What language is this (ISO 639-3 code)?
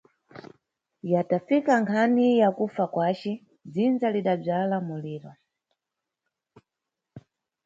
nyu